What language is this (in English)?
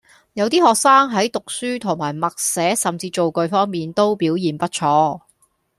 Cantonese